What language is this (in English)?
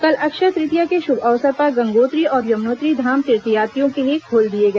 Hindi